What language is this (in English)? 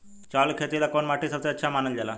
Bhojpuri